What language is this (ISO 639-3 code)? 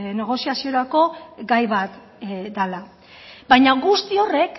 eus